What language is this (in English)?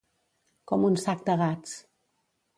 Catalan